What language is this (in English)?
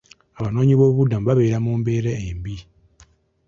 Ganda